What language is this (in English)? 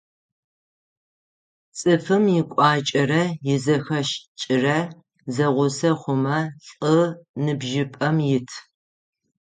Adyghe